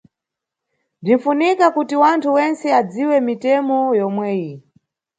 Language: Nyungwe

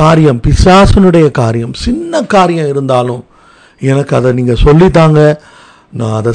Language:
Tamil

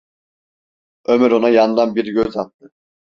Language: Turkish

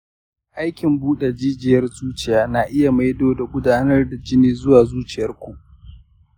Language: Hausa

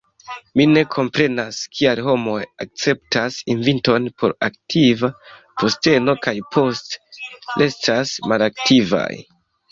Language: Esperanto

